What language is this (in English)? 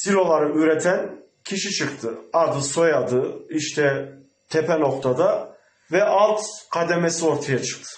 Turkish